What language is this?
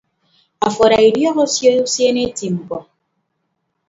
Ibibio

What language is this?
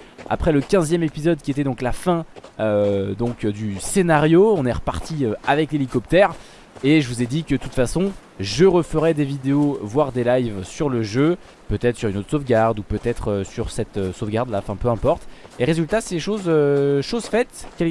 French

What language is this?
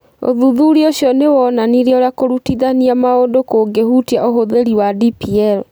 Kikuyu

